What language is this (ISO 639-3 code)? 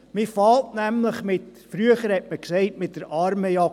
gsw